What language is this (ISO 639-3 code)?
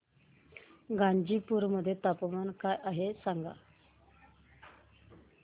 mar